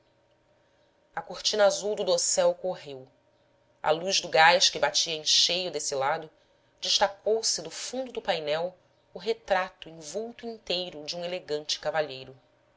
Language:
Portuguese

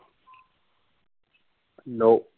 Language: Punjabi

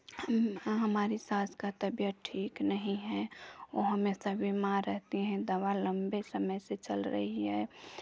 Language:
Hindi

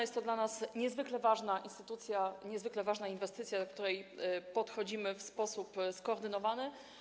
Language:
Polish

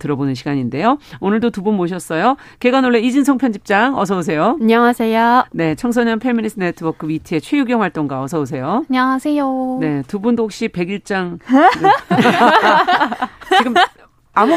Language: Korean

